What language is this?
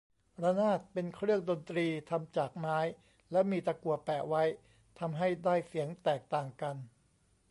Thai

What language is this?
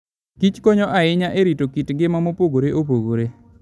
Luo (Kenya and Tanzania)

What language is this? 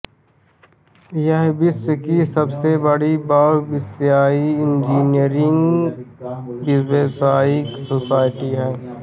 Hindi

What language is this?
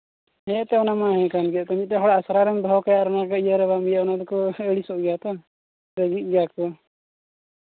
Santali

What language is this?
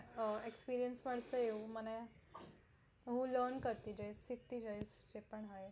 Gujarati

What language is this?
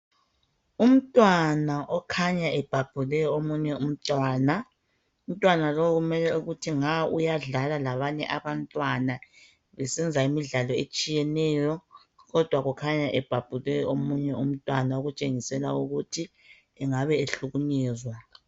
North Ndebele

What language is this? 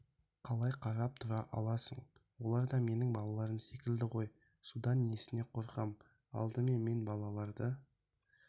Kazakh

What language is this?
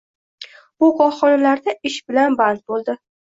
Uzbek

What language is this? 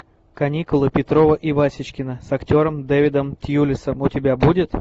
Russian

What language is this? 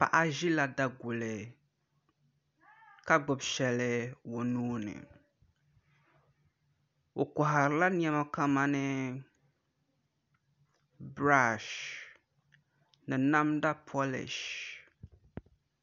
Dagbani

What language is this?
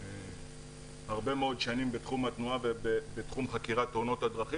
Hebrew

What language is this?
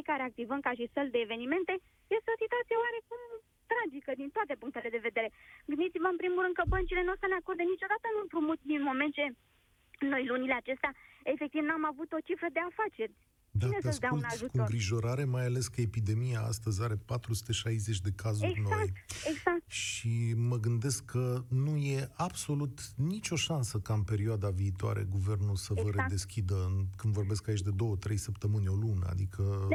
Romanian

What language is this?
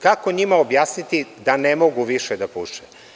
Serbian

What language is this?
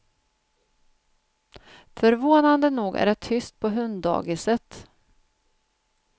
Swedish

